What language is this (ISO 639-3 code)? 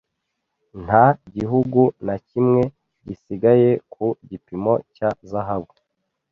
kin